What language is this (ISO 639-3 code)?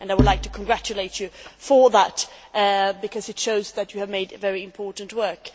eng